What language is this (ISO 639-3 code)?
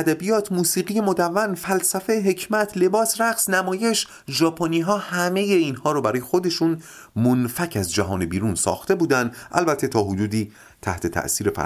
fas